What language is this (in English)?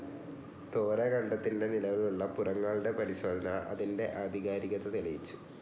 Malayalam